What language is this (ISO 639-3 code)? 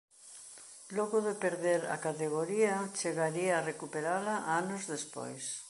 glg